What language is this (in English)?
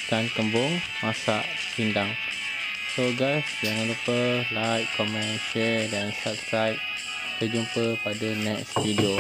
Malay